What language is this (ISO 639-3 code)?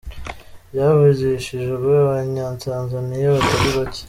kin